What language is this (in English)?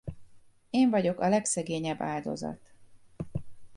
Hungarian